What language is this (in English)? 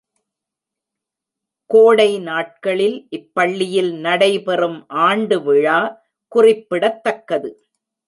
Tamil